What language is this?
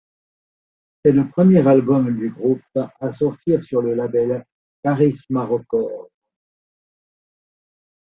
French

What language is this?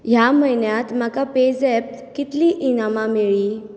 Konkani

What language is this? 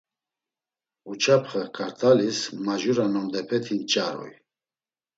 Laz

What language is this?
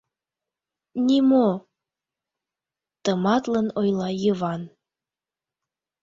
Mari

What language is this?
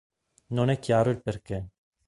Italian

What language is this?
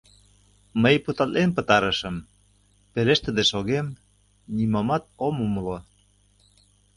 Mari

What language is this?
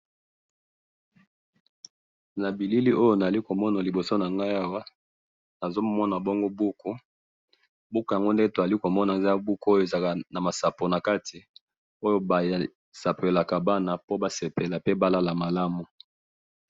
Lingala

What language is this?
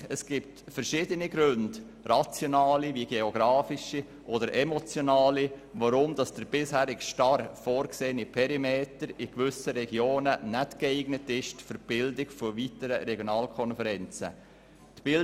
Swiss German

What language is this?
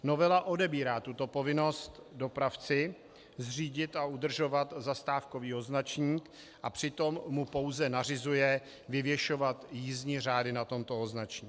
Czech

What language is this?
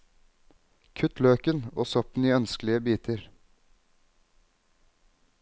Norwegian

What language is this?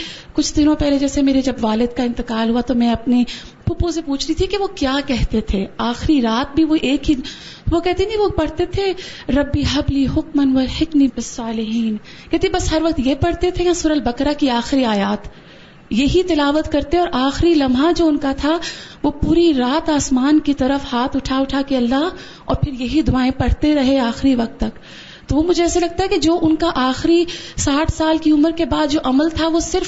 Urdu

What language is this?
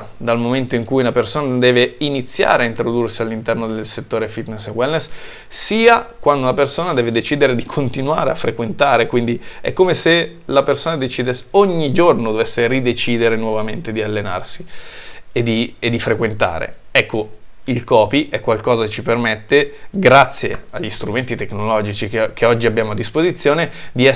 Italian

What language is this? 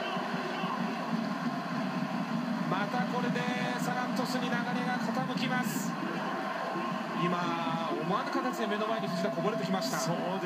Japanese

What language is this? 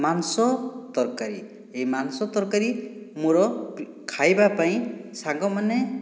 Odia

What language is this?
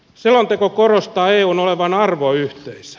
Finnish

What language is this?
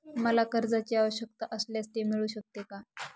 Marathi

